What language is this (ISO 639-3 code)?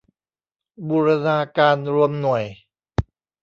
tha